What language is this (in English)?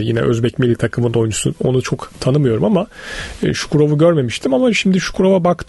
Turkish